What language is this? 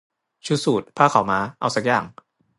Thai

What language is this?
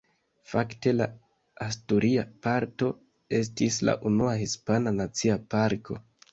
Esperanto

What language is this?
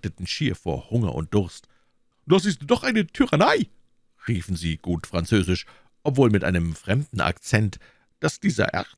German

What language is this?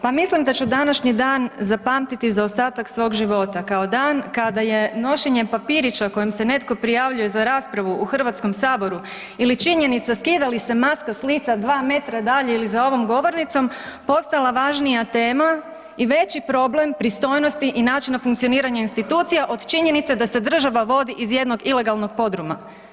Croatian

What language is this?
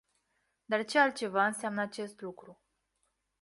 Romanian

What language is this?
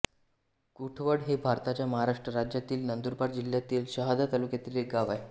Marathi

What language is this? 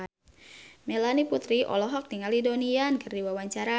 Sundanese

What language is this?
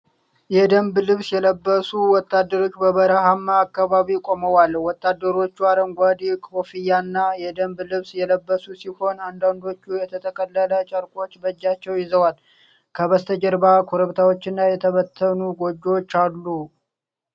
Amharic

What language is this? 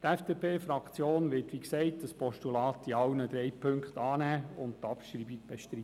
Swiss German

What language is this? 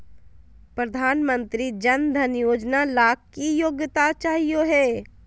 Magahi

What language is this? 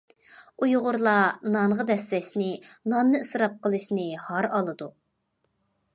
Uyghur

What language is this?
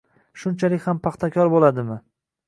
Uzbek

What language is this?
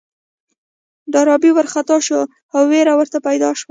Pashto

